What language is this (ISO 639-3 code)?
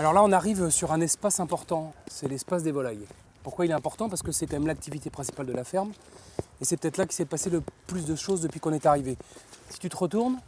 fra